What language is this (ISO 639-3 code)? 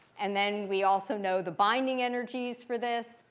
eng